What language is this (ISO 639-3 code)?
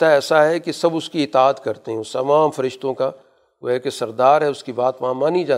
urd